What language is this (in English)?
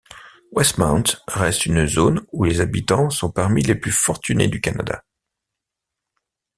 French